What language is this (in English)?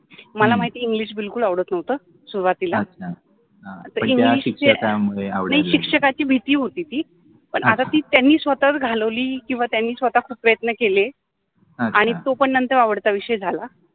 Marathi